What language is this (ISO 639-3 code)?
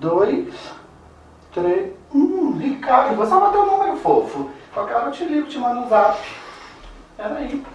por